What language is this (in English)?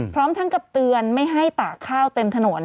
Thai